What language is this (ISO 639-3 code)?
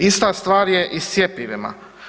hrv